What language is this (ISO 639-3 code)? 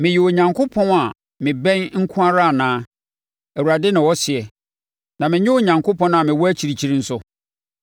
aka